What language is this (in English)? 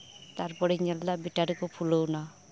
Santali